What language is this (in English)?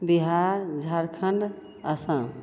Maithili